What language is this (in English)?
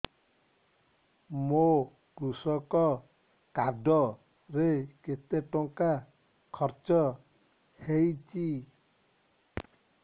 Odia